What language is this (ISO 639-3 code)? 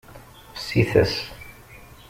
kab